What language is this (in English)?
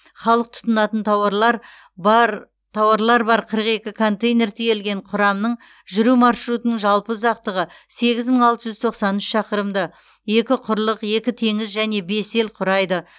Kazakh